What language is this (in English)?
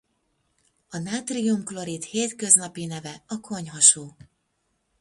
Hungarian